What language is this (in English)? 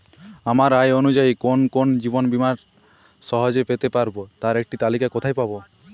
Bangla